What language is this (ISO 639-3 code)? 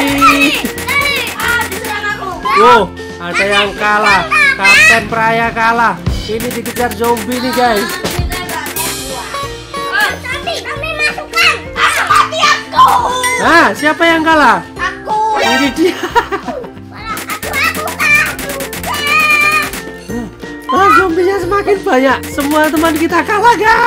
ind